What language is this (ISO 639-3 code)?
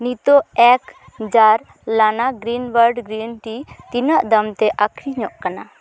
sat